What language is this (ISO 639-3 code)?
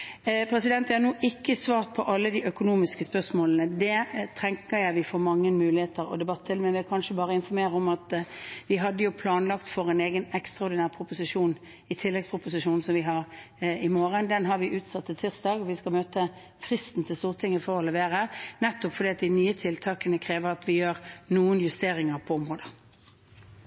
nob